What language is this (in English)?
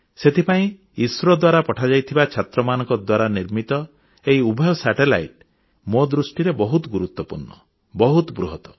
Odia